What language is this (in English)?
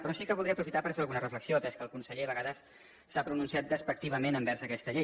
Catalan